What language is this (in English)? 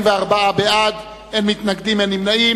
Hebrew